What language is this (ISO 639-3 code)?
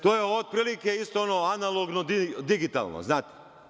srp